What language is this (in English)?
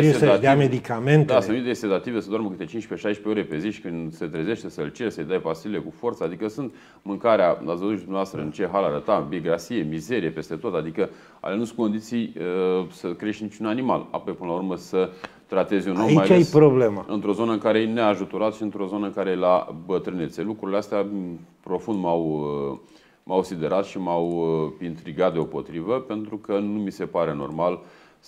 Romanian